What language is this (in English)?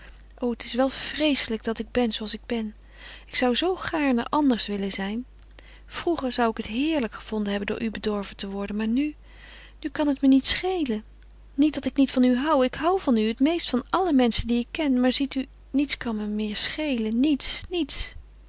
Dutch